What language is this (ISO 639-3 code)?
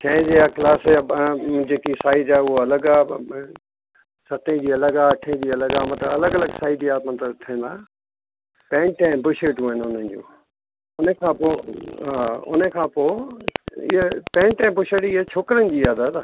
snd